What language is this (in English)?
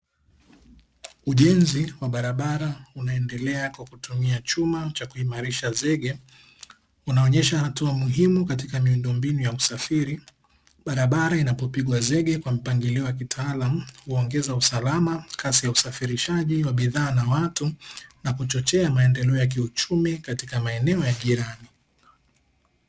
Swahili